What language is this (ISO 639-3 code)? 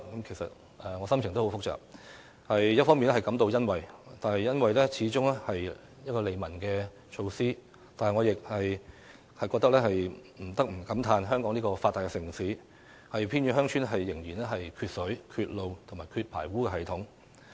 yue